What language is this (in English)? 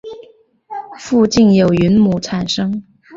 Chinese